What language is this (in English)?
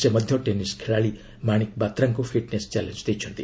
Odia